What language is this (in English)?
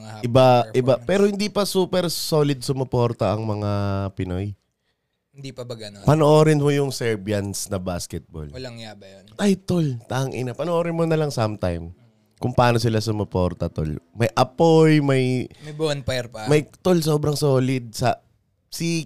Filipino